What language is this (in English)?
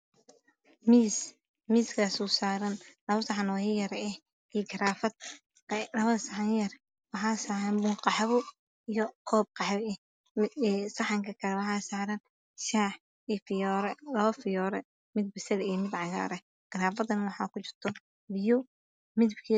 Somali